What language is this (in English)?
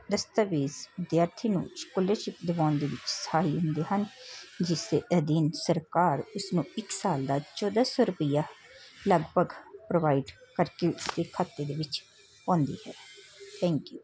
Punjabi